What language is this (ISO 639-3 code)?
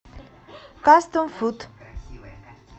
rus